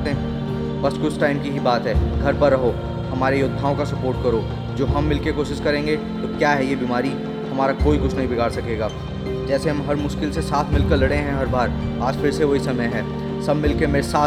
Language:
Hindi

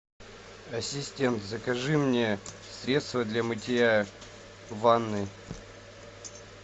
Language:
Russian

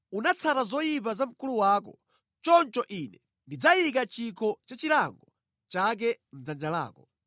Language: Nyanja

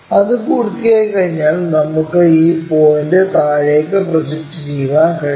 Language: Malayalam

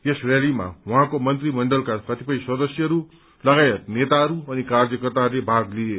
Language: Nepali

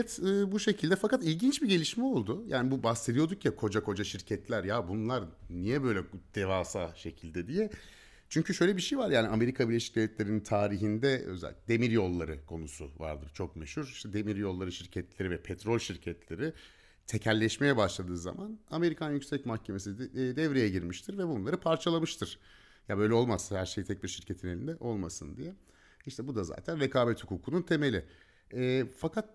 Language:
Turkish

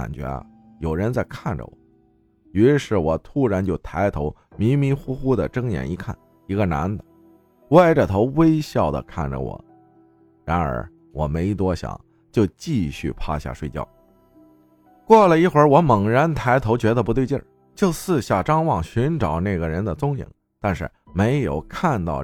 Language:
Chinese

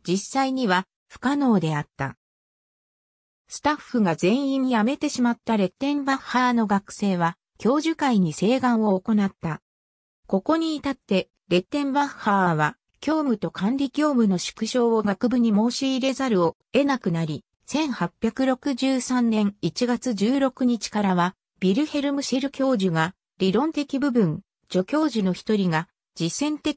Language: Japanese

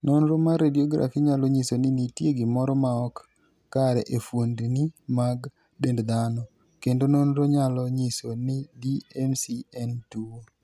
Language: Luo (Kenya and Tanzania)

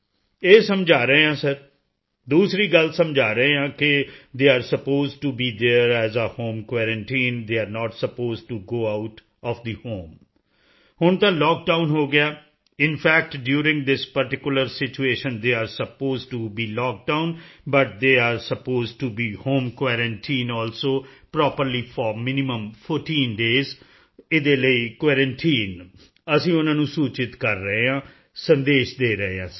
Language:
Punjabi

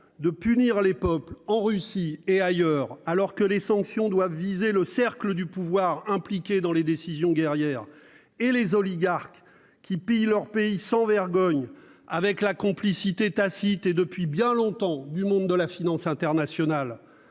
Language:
French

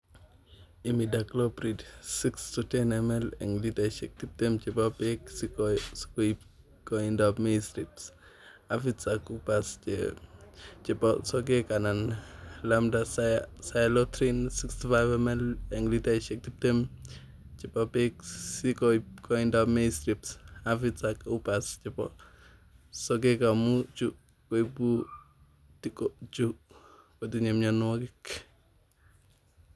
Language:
Kalenjin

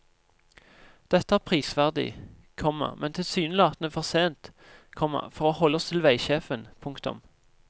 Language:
Norwegian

